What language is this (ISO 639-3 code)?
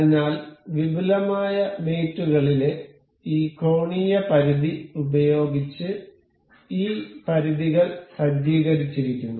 mal